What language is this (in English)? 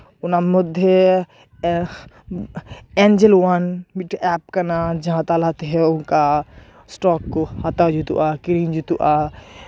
Santali